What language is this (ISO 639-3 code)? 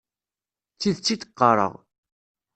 kab